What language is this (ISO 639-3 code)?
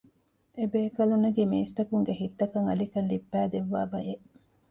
div